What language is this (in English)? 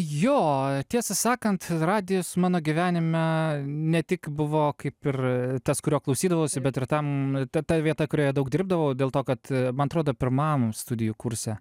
Lithuanian